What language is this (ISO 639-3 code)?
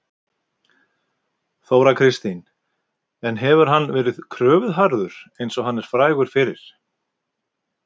isl